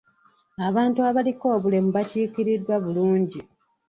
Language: Ganda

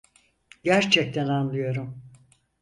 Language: Turkish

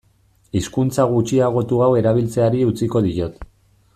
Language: Basque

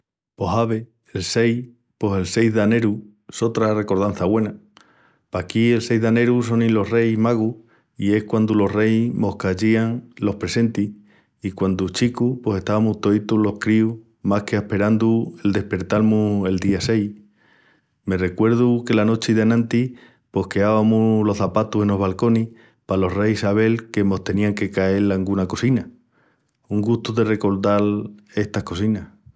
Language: Extremaduran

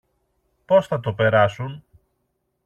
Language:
Greek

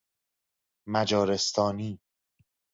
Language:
Persian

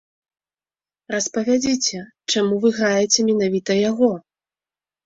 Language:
Belarusian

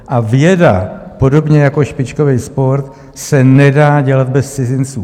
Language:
Czech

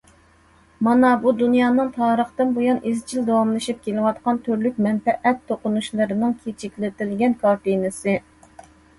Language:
Uyghur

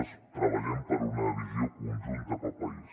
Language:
Catalan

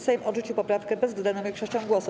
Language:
Polish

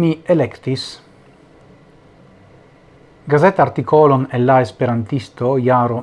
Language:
Italian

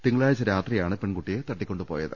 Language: Malayalam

